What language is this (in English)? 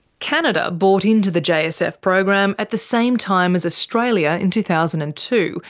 English